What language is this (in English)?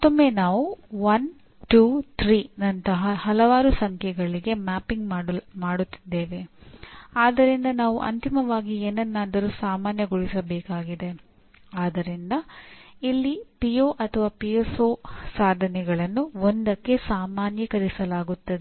Kannada